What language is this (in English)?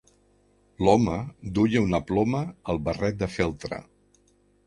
Catalan